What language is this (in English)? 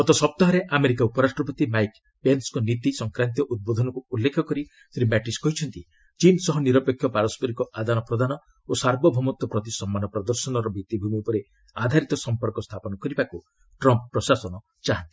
Odia